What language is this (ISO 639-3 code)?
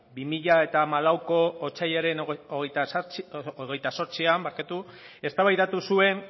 eus